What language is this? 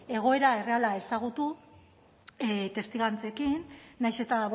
Basque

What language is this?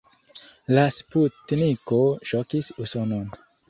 Esperanto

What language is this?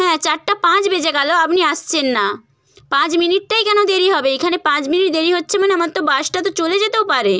Bangla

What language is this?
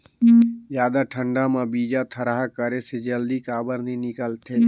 Chhattisgarhi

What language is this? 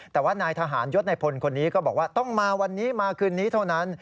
Thai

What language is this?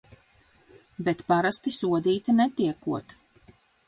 Latvian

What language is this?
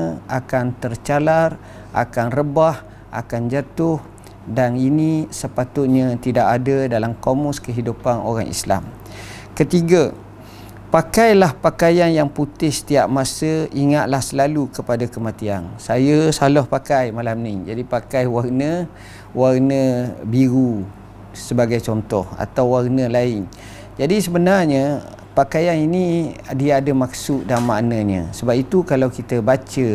Malay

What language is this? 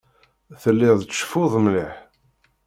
Kabyle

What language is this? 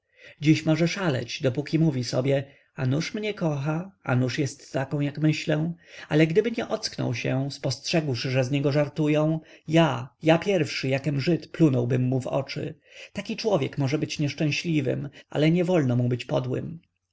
Polish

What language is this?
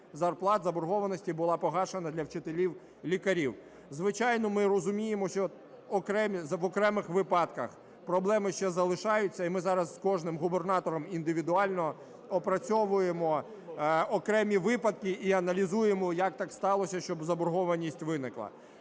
Ukrainian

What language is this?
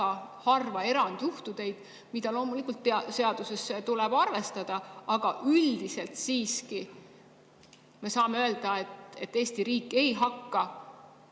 Estonian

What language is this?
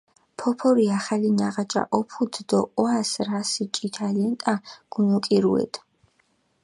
Mingrelian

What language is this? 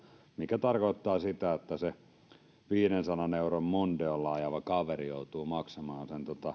Finnish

